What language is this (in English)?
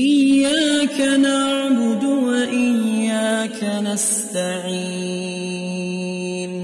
Indonesian